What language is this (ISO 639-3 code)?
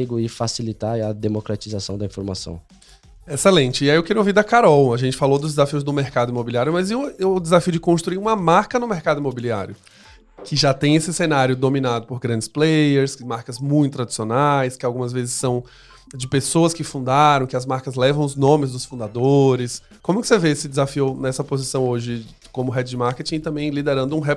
por